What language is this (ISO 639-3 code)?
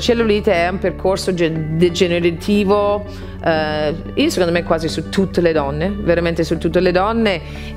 ita